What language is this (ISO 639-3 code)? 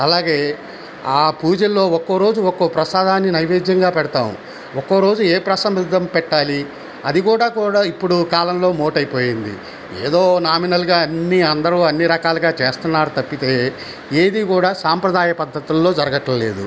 tel